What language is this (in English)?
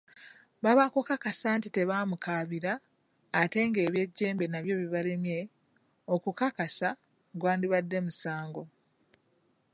Ganda